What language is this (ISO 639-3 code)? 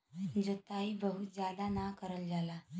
bho